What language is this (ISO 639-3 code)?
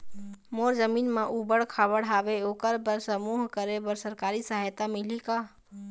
hne